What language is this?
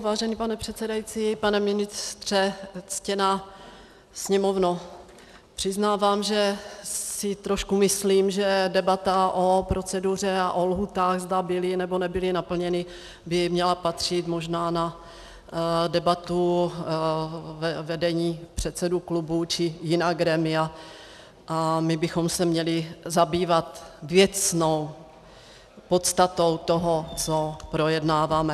Czech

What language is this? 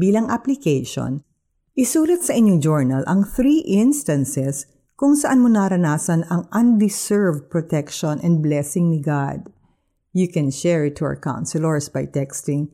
Filipino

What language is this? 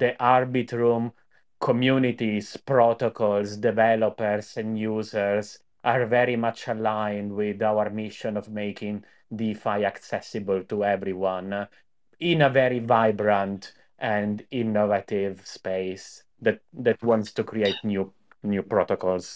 English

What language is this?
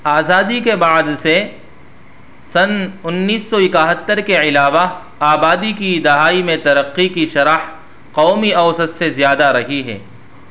Urdu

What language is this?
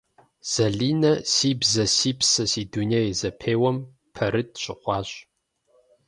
Kabardian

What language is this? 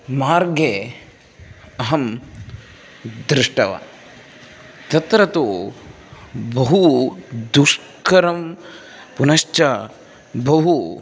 Sanskrit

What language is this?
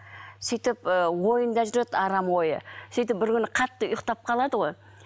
Kazakh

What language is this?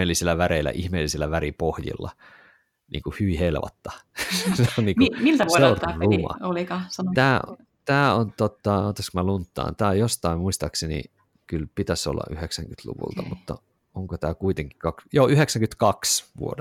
Finnish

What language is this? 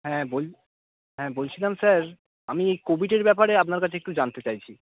Bangla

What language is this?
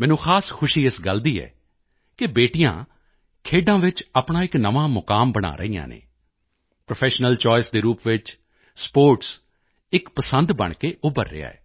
Punjabi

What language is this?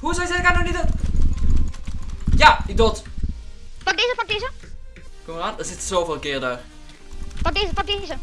Dutch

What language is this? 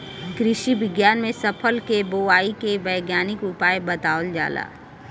Bhojpuri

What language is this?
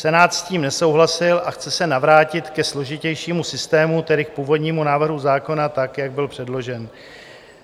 Czech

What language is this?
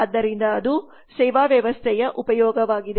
Kannada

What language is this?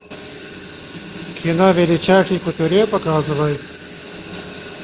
Russian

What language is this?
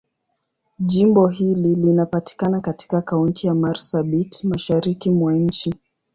Swahili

